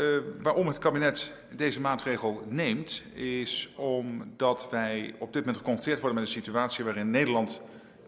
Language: Dutch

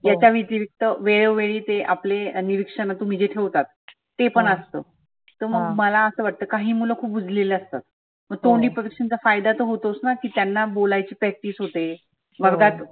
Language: Marathi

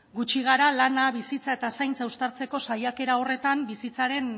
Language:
Basque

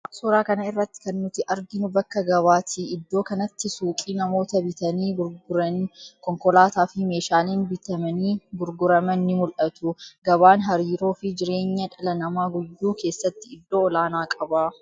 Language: Oromo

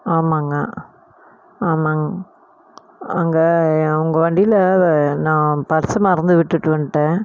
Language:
Tamil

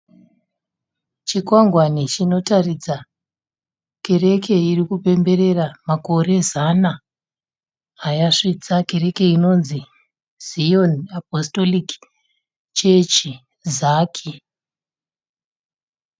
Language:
Shona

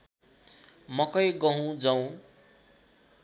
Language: Nepali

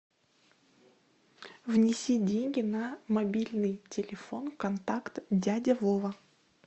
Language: Russian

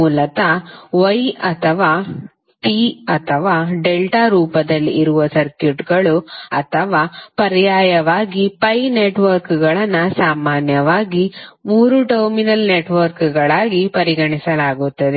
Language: Kannada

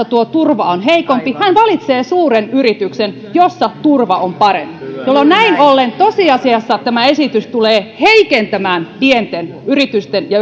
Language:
Finnish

